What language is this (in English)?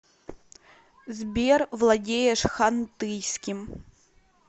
Russian